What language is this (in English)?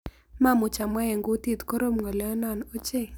Kalenjin